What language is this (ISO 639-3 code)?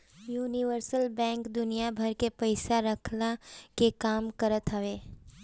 bho